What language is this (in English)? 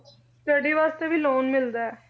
Punjabi